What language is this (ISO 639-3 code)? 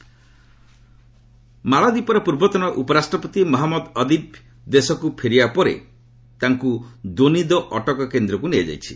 ori